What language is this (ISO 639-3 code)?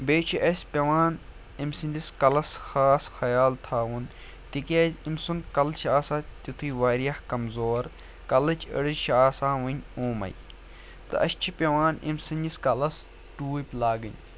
kas